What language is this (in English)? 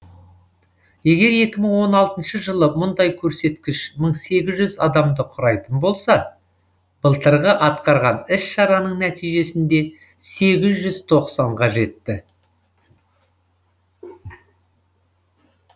Kazakh